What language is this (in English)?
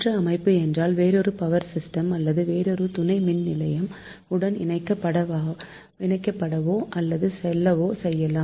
Tamil